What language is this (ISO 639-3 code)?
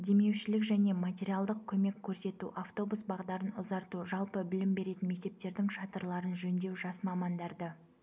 kaz